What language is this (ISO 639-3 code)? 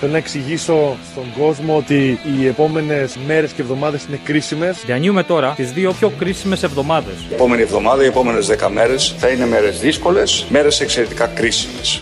ell